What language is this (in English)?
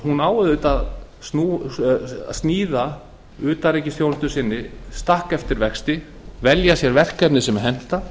Icelandic